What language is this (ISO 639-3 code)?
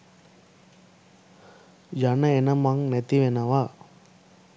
sin